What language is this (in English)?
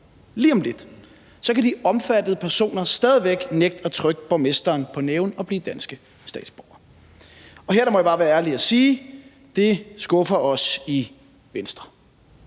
Danish